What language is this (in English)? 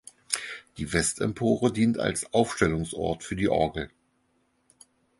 German